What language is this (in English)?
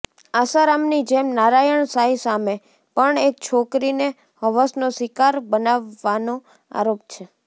Gujarati